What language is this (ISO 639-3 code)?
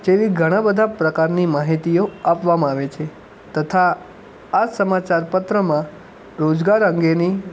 guj